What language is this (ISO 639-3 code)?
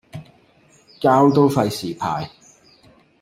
yue